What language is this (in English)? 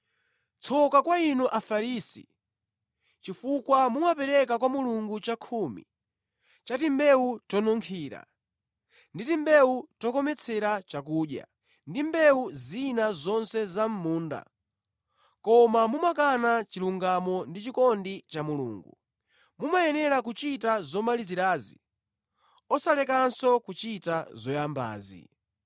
Nyanja